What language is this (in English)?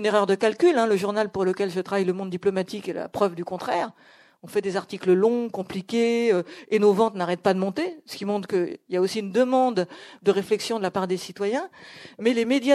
French